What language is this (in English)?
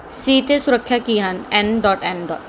Punjabi